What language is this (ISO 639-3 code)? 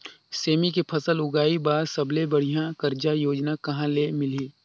hne